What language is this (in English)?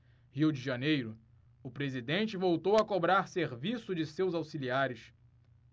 Portuguese